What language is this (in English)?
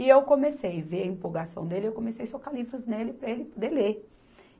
Portuguese